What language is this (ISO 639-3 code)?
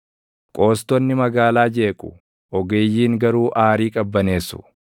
orm